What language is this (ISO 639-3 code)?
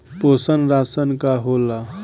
bho